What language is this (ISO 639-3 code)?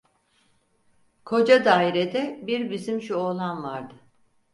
tur